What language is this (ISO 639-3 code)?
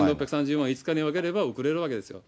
jpn